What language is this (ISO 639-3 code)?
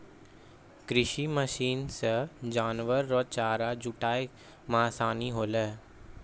mai